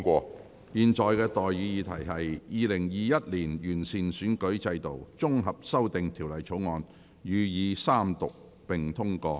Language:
Cantonese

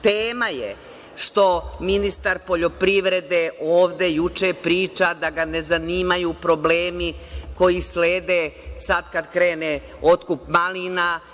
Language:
Serbian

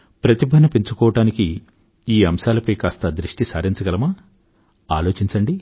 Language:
Telugu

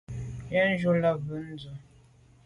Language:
Medumba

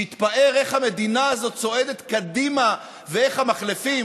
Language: Hebrew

